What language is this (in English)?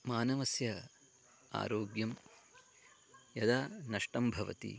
Sanskrit